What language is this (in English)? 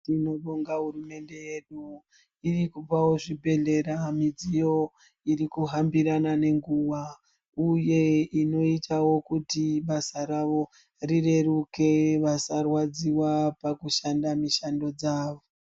Ndau